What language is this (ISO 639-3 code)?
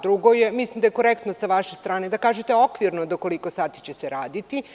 srp